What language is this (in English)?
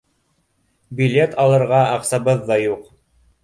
Bashkir